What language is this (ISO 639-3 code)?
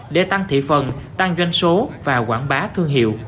vie